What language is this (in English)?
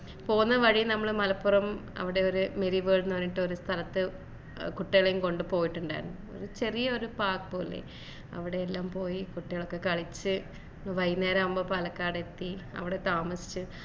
Malayalam